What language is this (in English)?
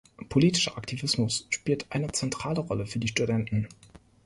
German